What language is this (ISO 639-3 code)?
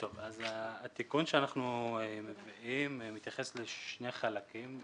heb